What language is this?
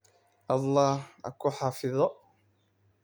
Somali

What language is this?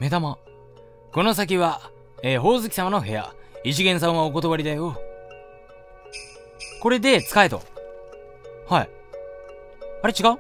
Japanese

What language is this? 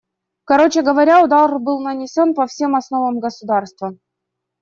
Russian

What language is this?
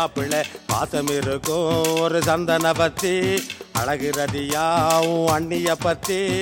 Tamil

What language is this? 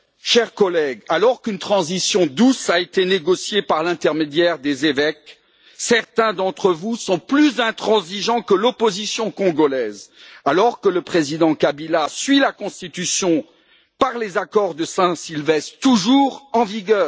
French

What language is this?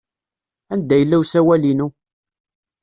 Kabyle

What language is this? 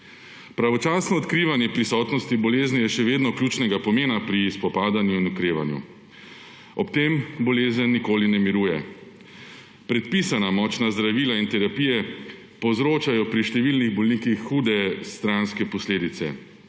Slovenian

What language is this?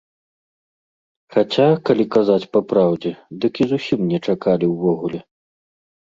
Belarusian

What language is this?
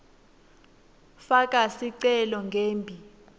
Swati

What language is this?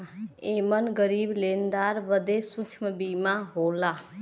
Bhojpuri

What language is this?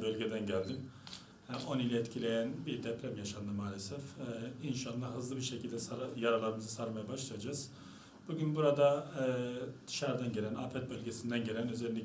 Turkish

